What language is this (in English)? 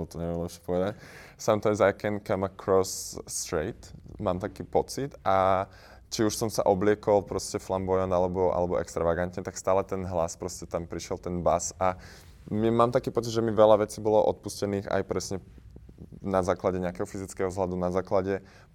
Slovak